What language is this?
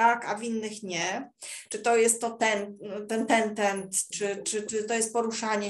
Polish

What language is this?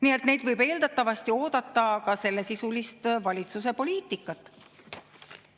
Estonian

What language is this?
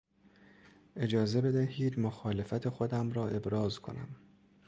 Persian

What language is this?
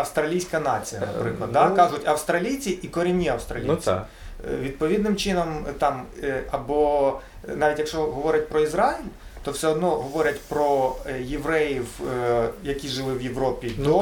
Ukrainian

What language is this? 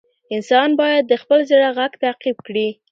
Pashto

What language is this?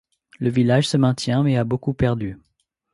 French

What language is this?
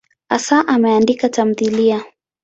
Swahili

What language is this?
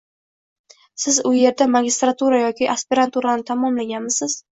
Uzbek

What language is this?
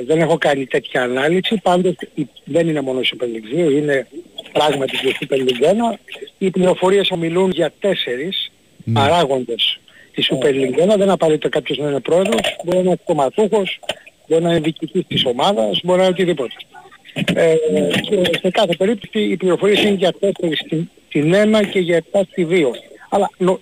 Greek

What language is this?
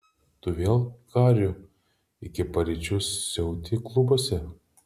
Lithuanian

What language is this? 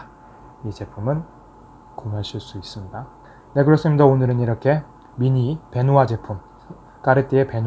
Korean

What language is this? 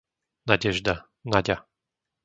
Slovak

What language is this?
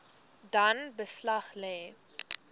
Afrikaans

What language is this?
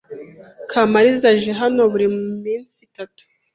Kinyarwanda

